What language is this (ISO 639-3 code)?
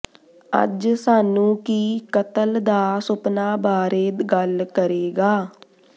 pan